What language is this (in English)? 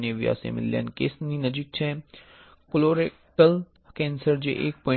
Gujarati